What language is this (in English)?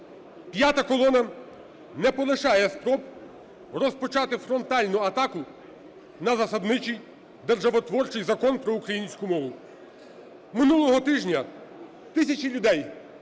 Ukrainian